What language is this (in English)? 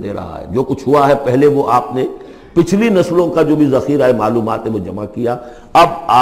Urdu